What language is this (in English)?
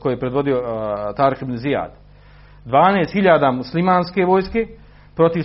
Croatian